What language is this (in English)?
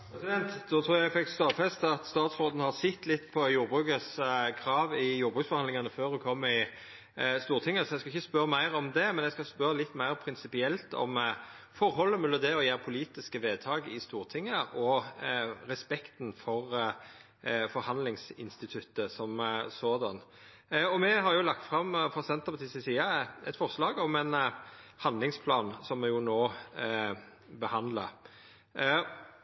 Norwegian Nynorsk